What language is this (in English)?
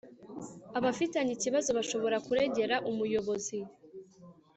Kinyarwanda